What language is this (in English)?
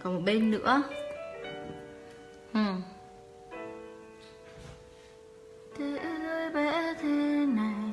Vietnamese